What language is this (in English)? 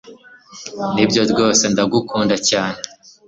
Kinyarwanda